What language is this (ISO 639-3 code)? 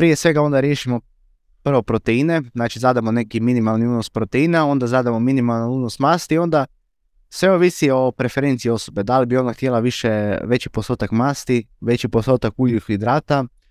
hrv